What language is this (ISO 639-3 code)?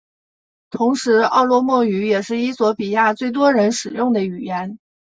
zho